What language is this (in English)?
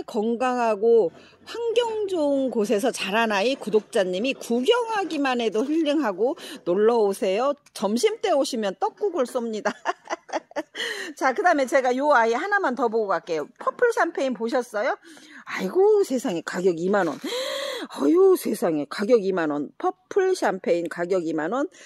Korean